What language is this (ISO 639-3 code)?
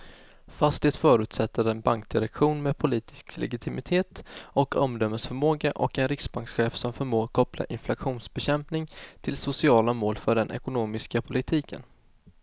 swe